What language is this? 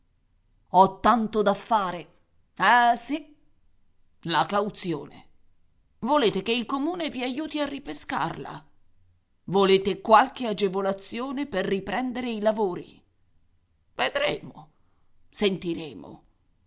Italian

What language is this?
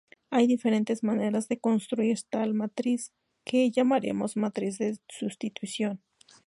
Spanish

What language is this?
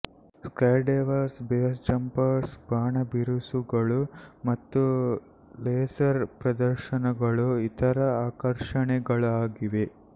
Kannada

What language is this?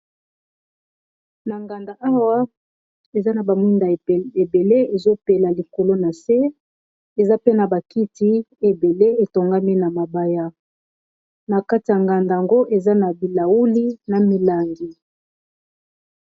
Lingala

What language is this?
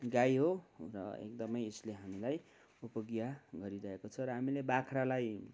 Nepali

